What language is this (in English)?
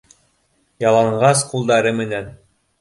Bashkir